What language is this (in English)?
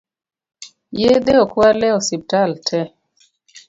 Luo (Kenya and Tanzania)